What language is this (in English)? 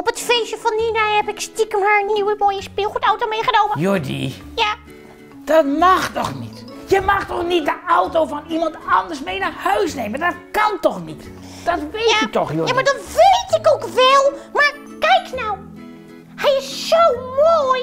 Dutch